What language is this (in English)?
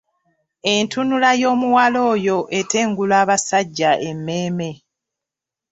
Ganda